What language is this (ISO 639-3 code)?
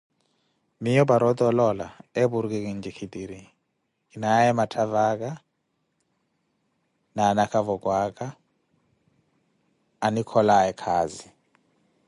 eko